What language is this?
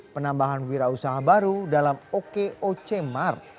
Indonesian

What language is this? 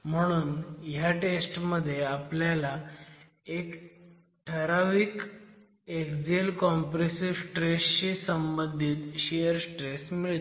Marathi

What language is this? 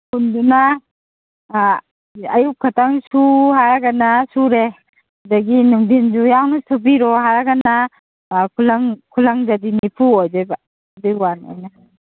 Manipuri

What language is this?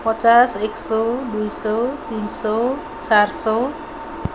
Nepali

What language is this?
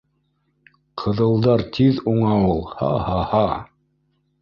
Bashkir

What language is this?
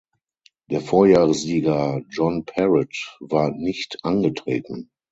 German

